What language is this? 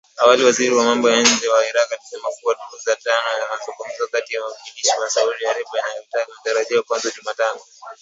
Swahili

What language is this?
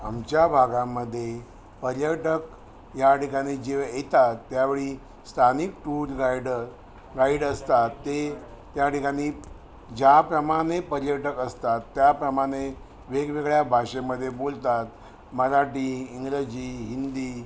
Marathi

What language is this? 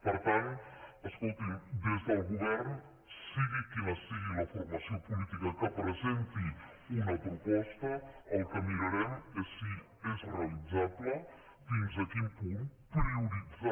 Catalan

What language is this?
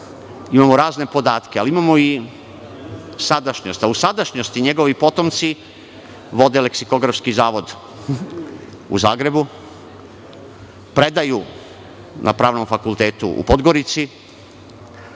Serbian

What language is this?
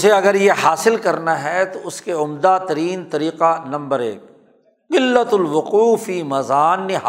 Urdu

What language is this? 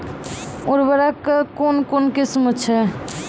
Maithili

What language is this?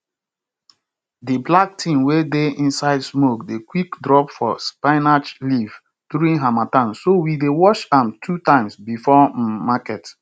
Nigerian Pidgin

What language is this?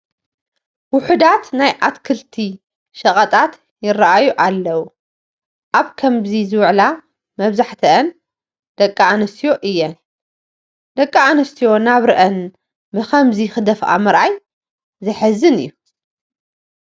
Tigrinya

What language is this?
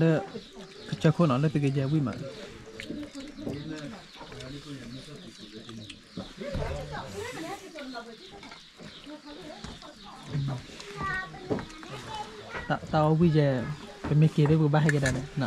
Arabic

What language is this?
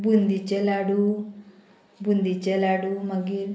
Konkani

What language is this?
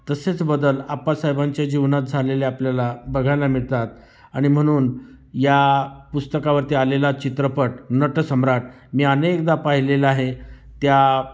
Marathi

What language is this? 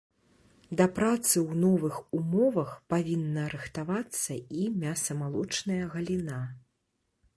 Belarusian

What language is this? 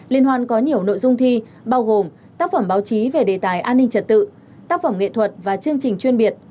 Vietnamese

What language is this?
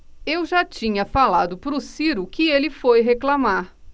Portuguese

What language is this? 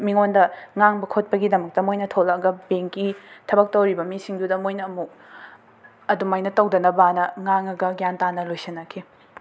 Manipuri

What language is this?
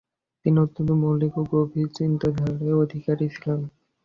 Bangla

